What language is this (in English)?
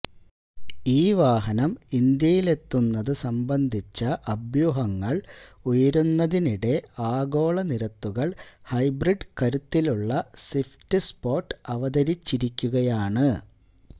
Malayalam